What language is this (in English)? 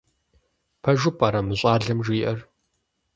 Kabardian